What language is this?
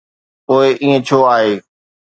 Sindhi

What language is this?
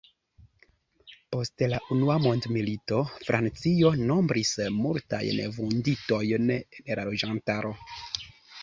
Esperanto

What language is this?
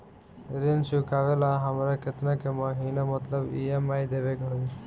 Bhojpuri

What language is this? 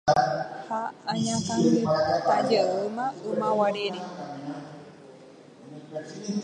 Guarani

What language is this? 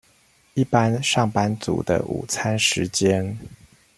Chinese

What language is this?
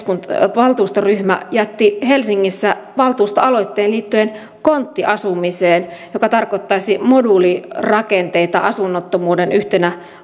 Finnish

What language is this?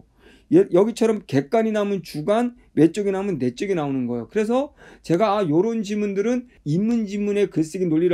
Korean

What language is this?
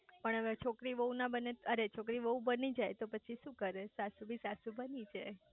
Gujarati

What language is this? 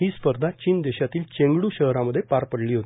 Marathi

